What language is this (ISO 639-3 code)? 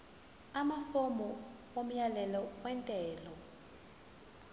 zul